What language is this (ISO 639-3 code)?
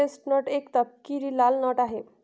mar